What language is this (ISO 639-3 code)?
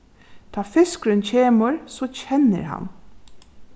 fao